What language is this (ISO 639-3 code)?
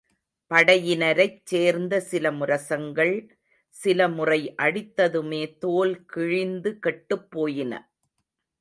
tam